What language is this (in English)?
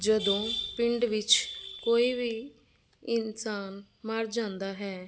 Punjabi